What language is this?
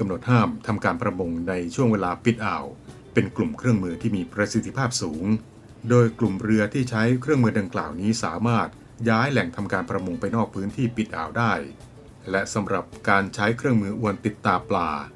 Thai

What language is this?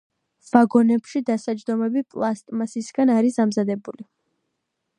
Georgian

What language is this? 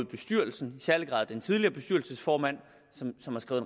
Danish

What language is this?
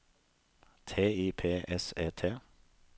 Norwegian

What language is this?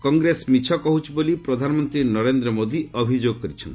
Odia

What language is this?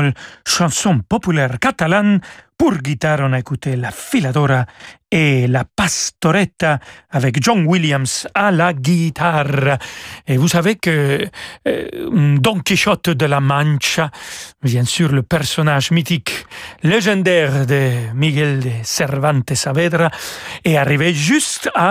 French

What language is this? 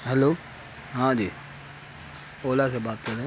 Urdu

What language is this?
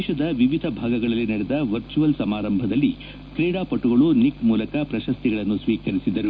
Kannada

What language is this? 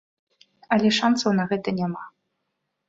Belarusian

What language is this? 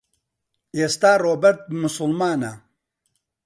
Central Kurdish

